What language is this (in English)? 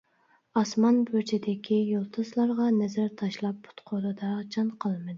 Uyghur